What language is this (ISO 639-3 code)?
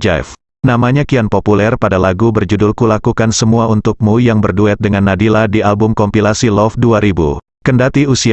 ind